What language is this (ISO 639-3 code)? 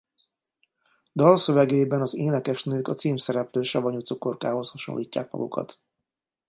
hun